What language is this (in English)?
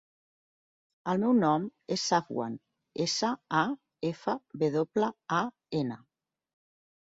Catalan